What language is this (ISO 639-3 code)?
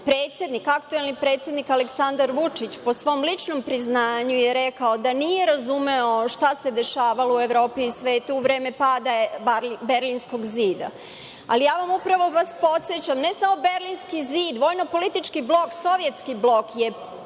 srp